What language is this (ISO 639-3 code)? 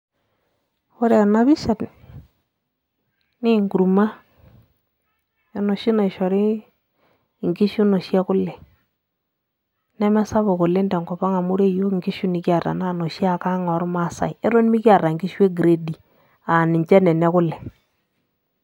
mas